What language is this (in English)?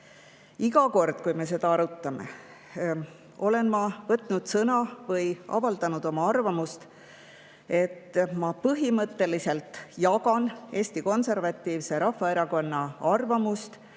Estonian